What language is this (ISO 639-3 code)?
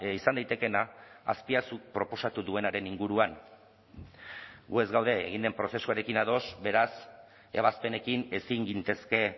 eus